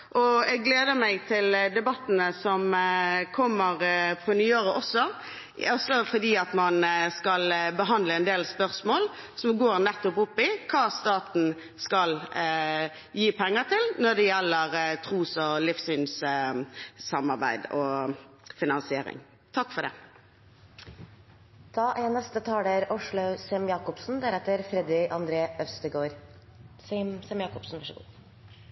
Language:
Norwegian Bokmål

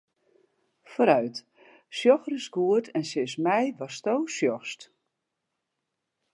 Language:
Western Frisian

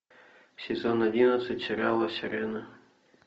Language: Russian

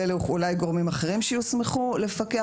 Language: Hebrew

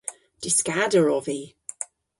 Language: Cornish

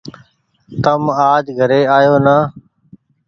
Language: Goaria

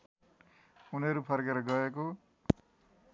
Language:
Nepali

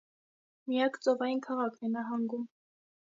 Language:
Armenian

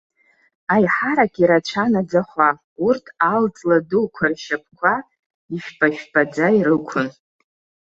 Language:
Abkhazian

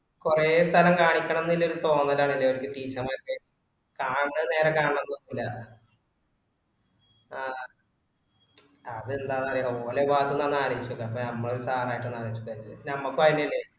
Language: Malayalam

